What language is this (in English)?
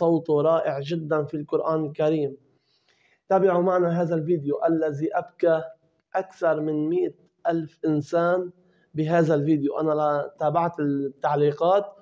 Arabic